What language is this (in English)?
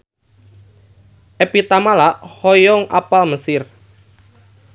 Sundanese